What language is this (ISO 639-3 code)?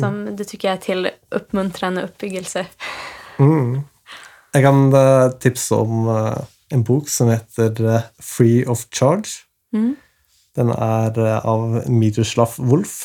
swe